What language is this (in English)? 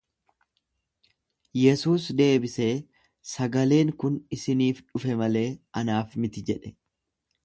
Oromo